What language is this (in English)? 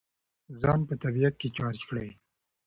Pashto